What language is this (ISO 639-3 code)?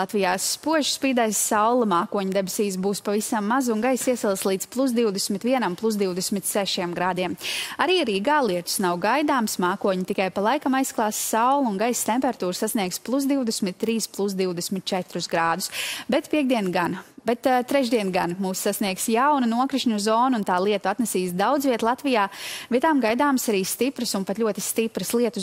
lav